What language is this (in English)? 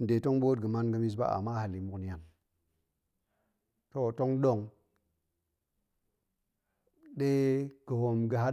Goemai